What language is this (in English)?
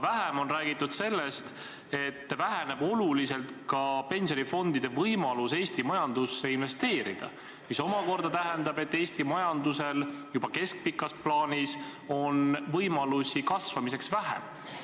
Estonian